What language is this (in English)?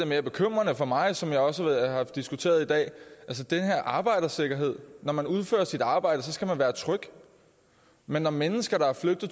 Danish